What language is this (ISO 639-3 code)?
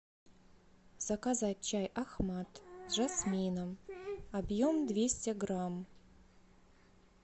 rus